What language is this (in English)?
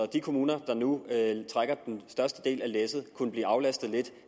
Danish